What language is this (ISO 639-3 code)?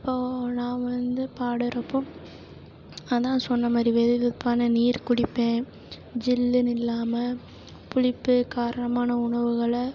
tam